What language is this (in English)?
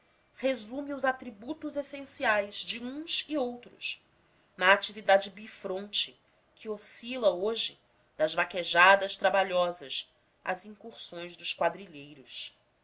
Portuguese